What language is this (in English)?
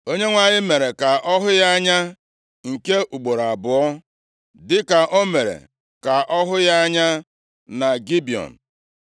Igbo